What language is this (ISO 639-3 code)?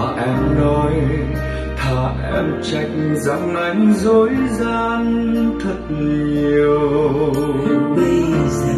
vie